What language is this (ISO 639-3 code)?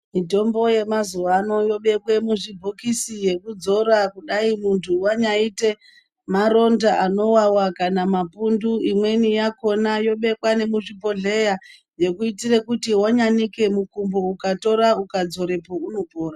ndc